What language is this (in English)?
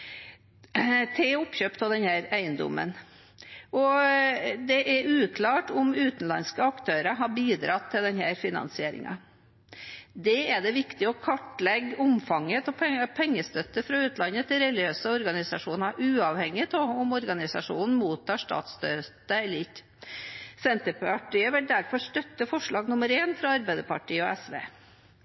Norwegian Bokmål